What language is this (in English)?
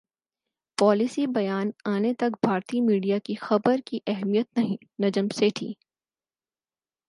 Urdu